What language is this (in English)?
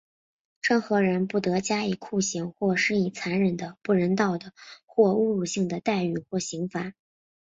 Chinese